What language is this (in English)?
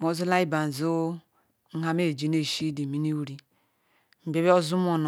Ikwere